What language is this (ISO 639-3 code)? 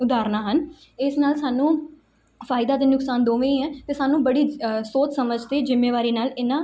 pan